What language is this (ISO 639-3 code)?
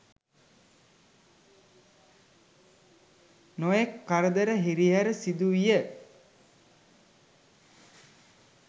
sin